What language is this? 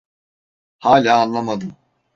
Turkish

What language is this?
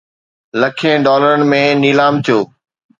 Sindhi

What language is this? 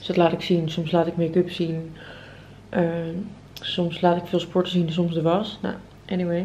Dutch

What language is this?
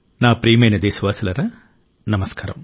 Telugu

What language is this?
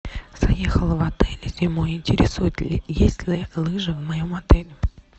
Russian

